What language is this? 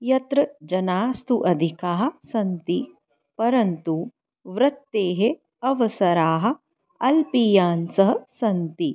Sanskrit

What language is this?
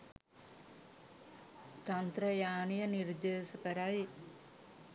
Sinhala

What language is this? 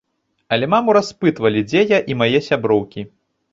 Belarusian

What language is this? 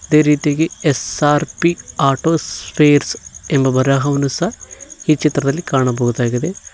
Kannada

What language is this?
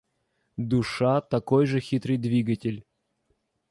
Russian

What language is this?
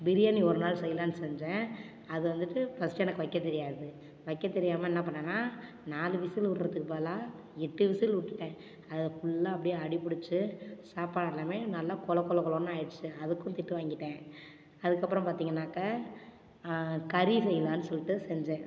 Tamil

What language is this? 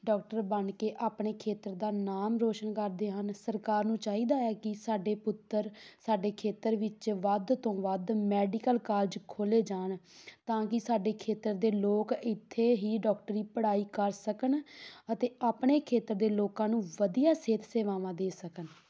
Punjabi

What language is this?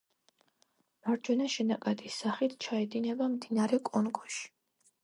Georgian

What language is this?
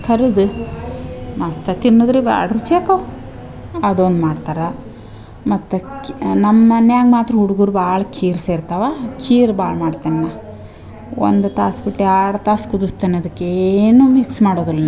Kannada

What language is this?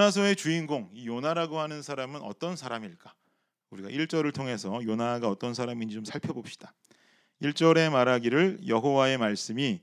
Korean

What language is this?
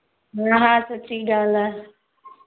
Sindhi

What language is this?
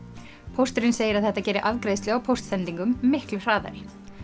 Icelandic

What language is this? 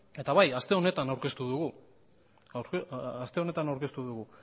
Basque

